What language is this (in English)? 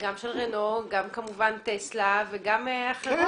Hebrew